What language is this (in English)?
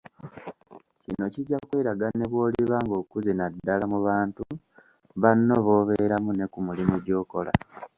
Ganda